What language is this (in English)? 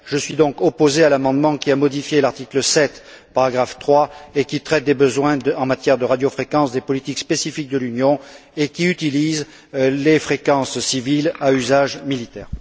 French